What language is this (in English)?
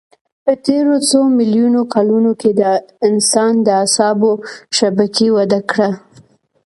Pashto